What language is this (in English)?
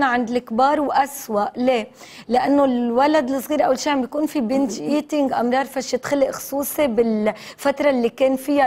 Arabic